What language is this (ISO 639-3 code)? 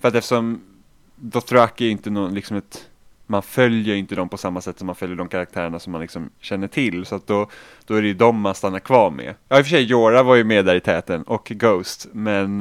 swe